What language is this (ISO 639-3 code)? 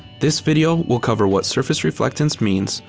eng